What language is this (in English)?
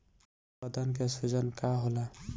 Bhojpuri